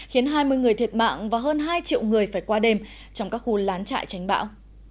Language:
Vietnamese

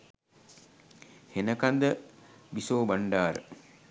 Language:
Sinhala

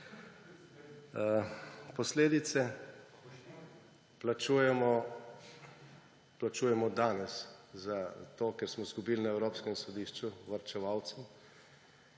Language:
Slovenian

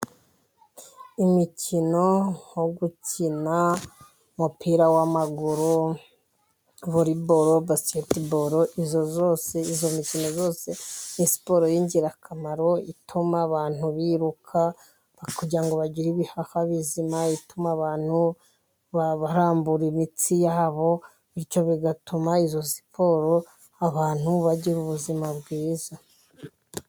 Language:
Kinyarwanda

